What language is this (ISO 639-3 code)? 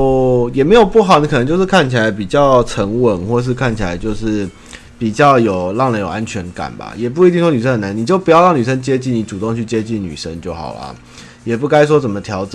zho